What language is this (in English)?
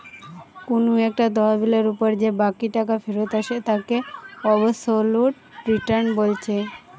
Bangla